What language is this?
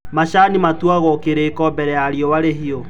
Kikuyu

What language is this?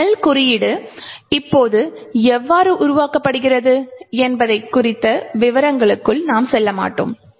Tamil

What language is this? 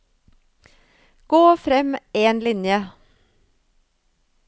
Norwegian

